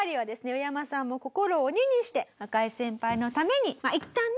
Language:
Japanese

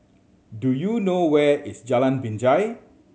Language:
English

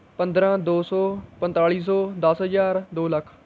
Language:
Punjabi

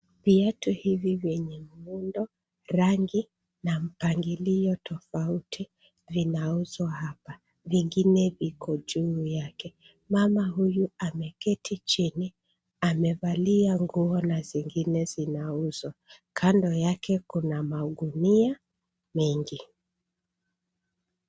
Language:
Swahili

